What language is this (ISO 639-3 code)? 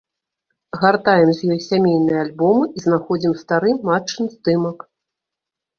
bel